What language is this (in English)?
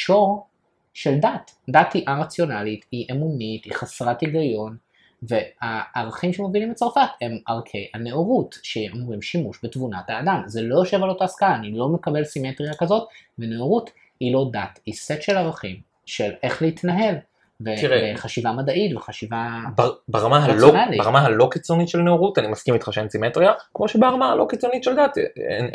Hebrew